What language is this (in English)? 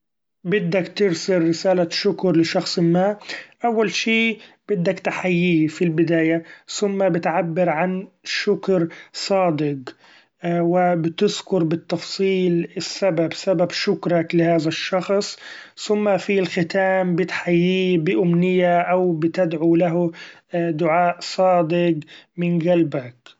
Gulf Arabic